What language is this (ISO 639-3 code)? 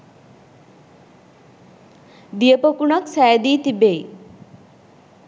sin